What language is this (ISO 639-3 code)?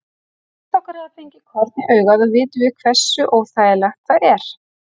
isl